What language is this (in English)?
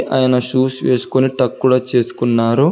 Telugu